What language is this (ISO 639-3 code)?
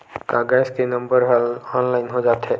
hne